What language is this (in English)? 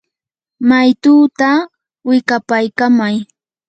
Yanahuanca Pasco Quechua